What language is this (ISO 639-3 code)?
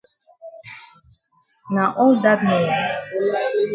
wes